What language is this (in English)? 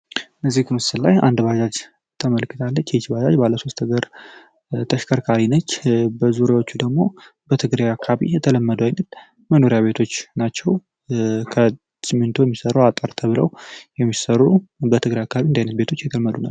Amharic